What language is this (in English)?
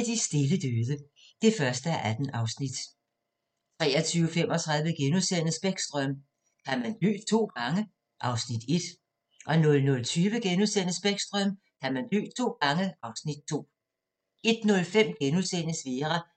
Danish